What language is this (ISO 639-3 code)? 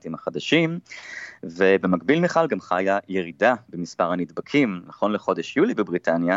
heb